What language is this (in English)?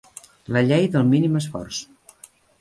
Catalan